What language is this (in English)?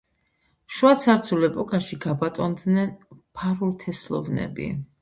Georgian